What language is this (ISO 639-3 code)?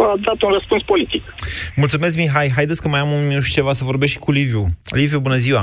ron